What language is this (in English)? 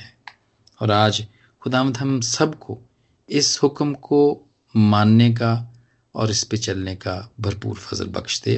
Hindi